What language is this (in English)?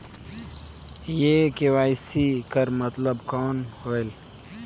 Chhattisgarhi